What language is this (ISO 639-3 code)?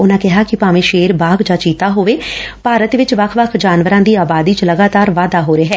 pan